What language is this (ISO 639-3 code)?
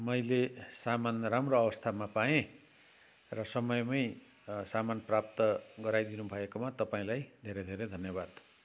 nep